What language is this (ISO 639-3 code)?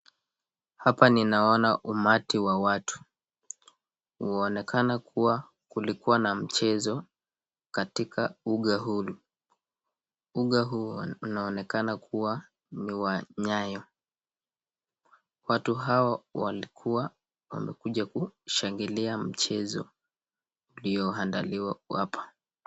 swa